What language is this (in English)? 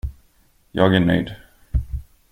Swedish